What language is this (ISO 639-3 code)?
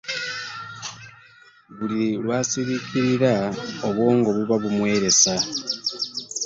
lug